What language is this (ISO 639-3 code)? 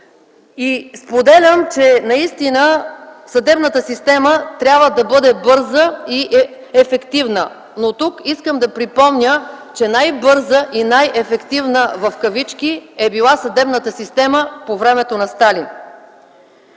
bul